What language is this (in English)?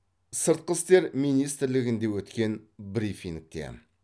Kazakh